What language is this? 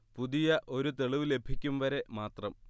Malayalam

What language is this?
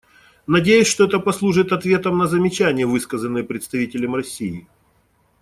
Russian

